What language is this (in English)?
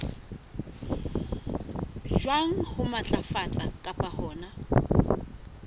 Southern Sotho